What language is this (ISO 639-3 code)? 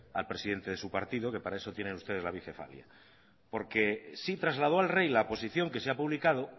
spa